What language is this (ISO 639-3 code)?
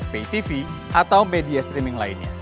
ind